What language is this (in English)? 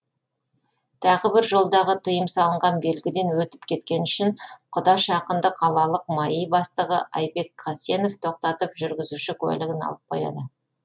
Kazakh